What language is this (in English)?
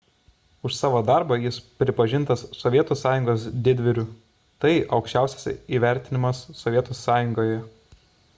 Lithuanian